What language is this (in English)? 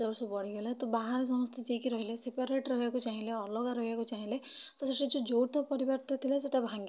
Odia